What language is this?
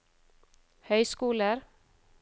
Norwegian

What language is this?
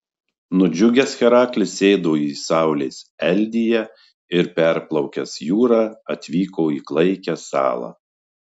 Lithuanian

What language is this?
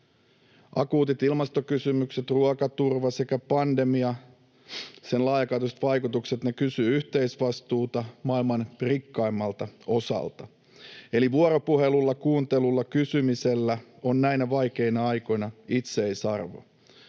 Finnish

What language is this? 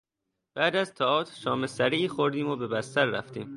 Persian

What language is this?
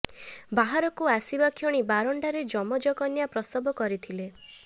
Odia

